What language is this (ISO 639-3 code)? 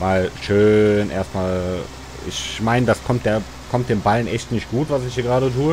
deu